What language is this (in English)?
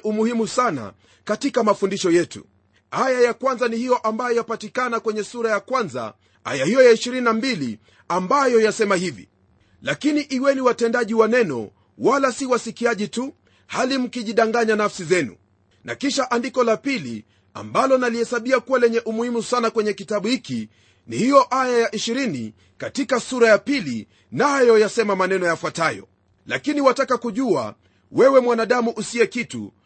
Swahili